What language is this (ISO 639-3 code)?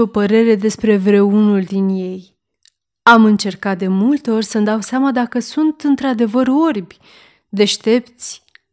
ron